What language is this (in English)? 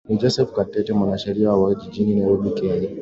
Swahili